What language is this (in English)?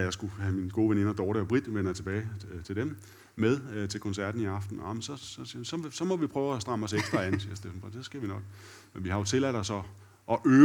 Danish